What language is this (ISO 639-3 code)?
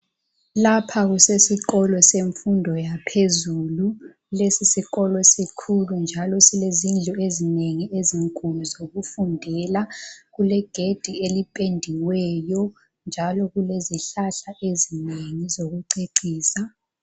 nde